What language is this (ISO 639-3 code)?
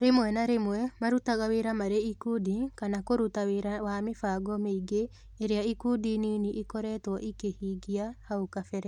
kik